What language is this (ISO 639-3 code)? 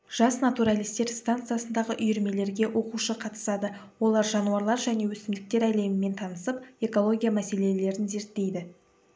kaz